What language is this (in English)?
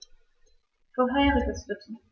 German